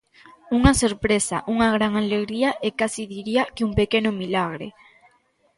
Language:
Galician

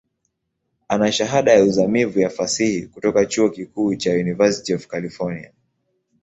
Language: Swahili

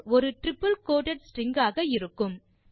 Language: Tamil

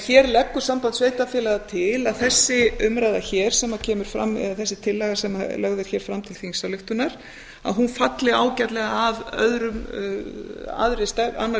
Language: Icelandic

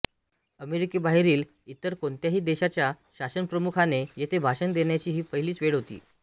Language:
Marathi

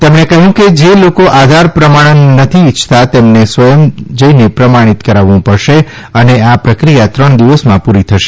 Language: Gujarati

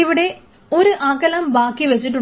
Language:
Malayalam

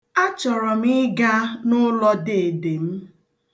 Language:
Igbo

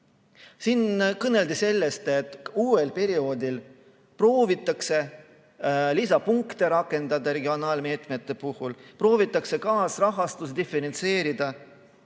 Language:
Estonian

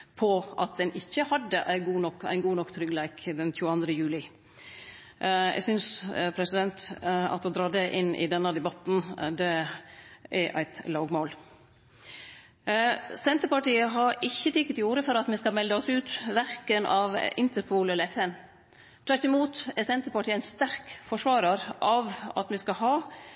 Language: Norwegian Nynorsk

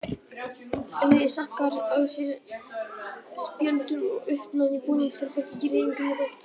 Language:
Icelandic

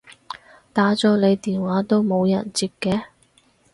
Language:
Cantonese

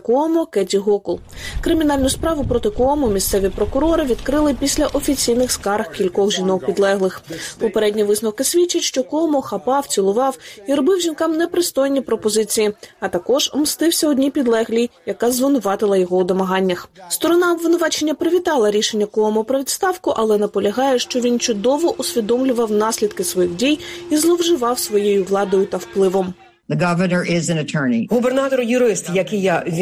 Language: Ukrainian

